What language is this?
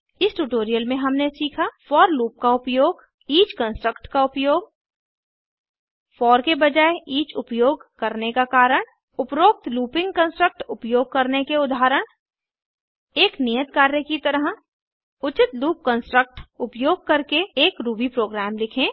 Hindi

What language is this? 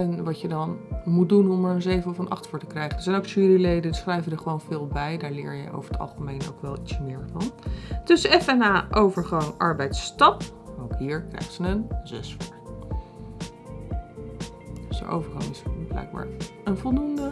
Dutch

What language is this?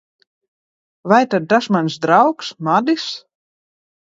Latvian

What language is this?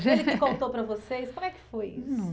Portuguese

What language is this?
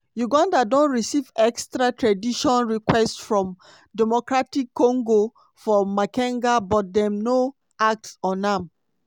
Nigerian Pidgin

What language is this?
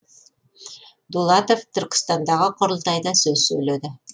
Kazakh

